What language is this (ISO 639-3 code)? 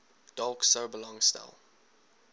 afr